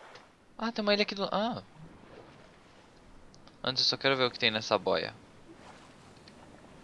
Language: Portuguese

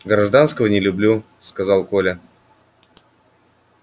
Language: Russian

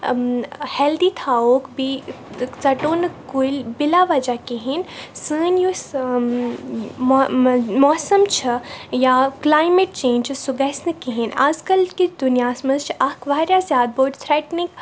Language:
Kashmiri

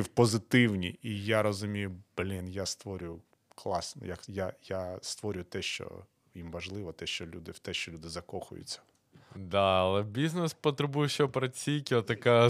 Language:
Ukrainian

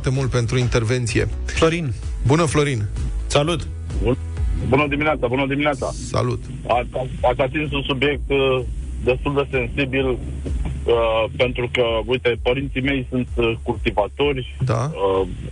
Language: Romanian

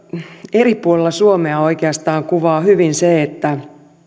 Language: Finnish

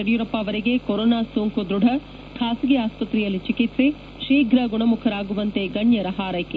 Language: Kannada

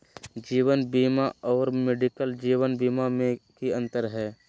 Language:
Magahi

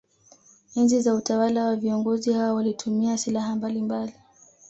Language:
Swahili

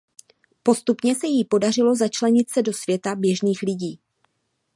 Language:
Czech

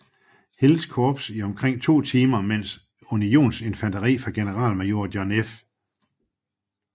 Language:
Danish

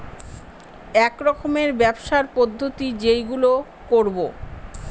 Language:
Bangla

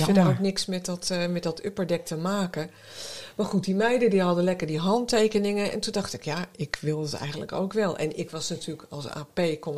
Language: Dutch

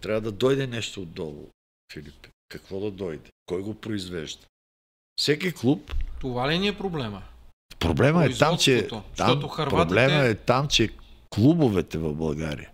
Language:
Bulgarian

